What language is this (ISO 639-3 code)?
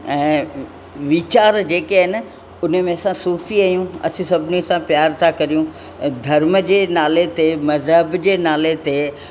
snd